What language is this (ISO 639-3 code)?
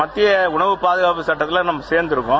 tam